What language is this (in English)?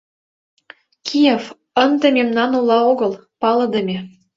Mari